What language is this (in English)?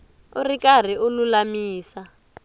Tsonga